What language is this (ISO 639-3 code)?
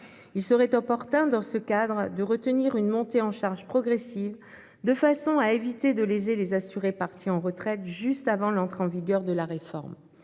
fra